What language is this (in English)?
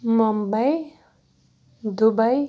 Kashmiri